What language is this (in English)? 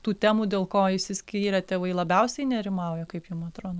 Lithuanian